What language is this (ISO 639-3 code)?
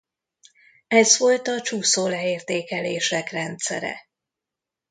hun